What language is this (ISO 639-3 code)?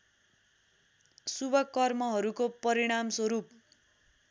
nep